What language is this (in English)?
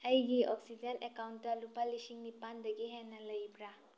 Manipuri